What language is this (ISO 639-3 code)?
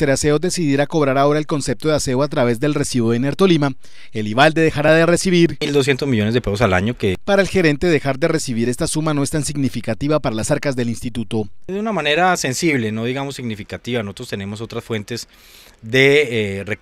spa